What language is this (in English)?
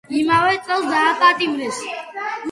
Georgian